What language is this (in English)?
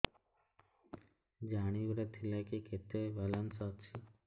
Odia